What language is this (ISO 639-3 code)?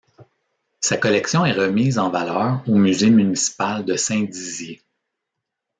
fra